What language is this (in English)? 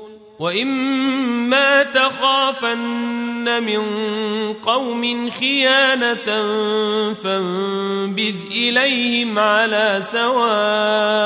Arabic